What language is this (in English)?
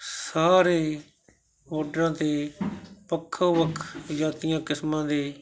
Punjabi